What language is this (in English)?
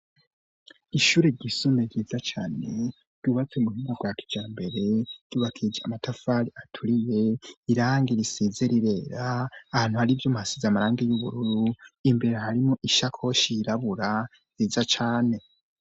Rundi